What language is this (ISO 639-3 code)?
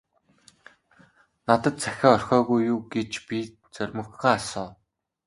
mon